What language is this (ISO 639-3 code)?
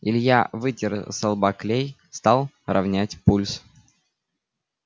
rus